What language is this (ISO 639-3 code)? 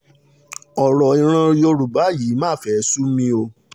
yor